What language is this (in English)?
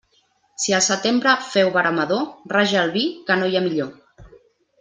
Catalan